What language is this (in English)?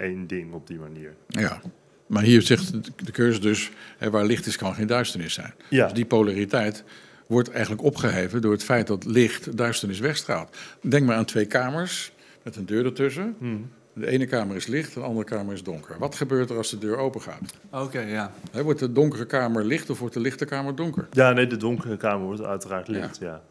Dutch